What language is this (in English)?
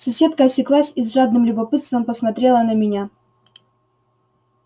Russian